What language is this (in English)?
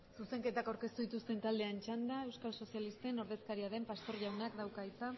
Basque